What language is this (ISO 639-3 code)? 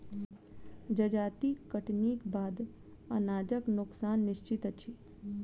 mai